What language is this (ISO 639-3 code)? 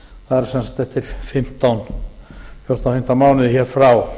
isl